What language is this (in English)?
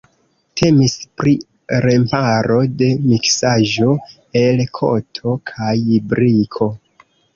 Esperanto